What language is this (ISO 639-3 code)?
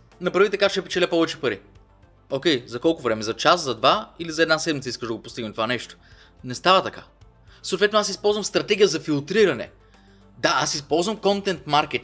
bul